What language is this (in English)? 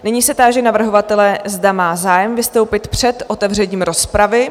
Czech